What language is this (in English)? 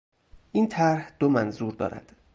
Persian